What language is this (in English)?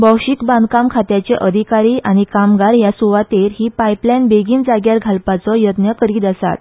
Konkani